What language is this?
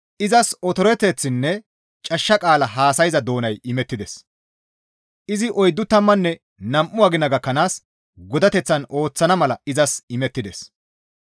Gamo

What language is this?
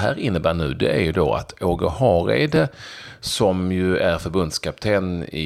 Swedish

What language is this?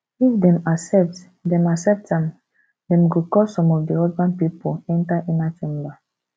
Nigerian Pidgin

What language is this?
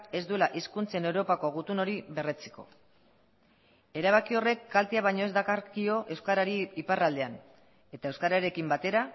Basque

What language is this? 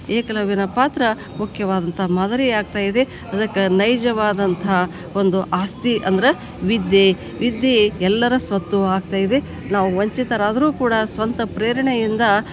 Kannada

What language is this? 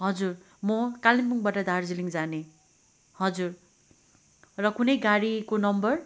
Nepali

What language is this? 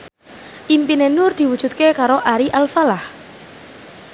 Javanese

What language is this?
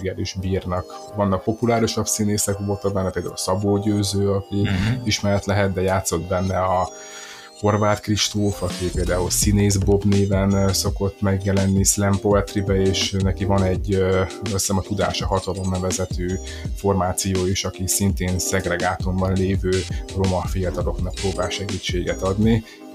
Hungarian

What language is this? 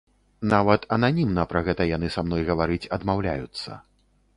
Belarusian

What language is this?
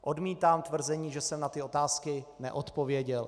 Czech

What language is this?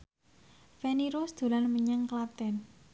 Javanese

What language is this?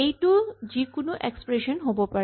Assamese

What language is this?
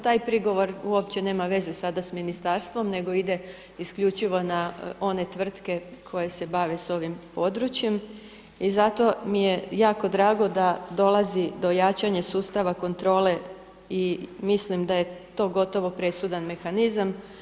Croatian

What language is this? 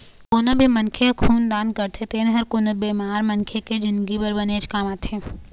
Chhattisgarhi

